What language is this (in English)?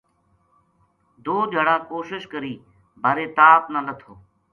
Gujari